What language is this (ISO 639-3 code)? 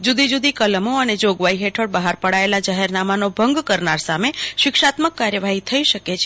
guj